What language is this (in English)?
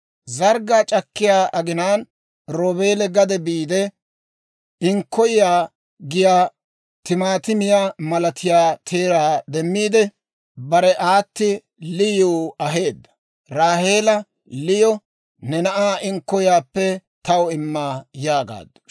Dawro